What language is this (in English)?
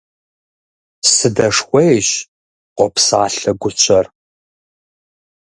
Kabardian